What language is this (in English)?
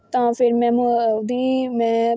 Punjabi